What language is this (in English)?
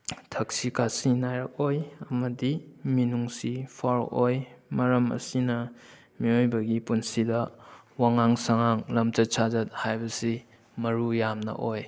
Manipuri